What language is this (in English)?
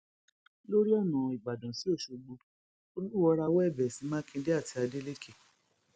Yoruba